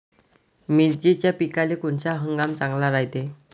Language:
Marathi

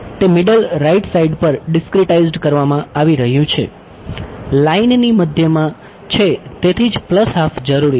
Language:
Gujarati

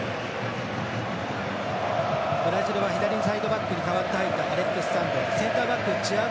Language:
Japanese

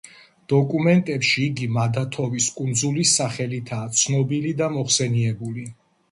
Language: Georgian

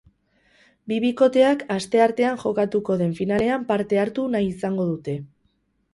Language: Basque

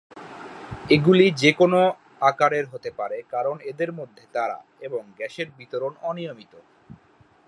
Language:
Bangla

